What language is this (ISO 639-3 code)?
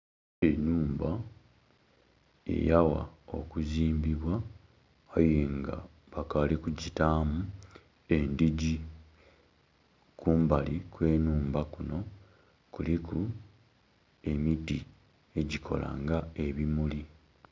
xog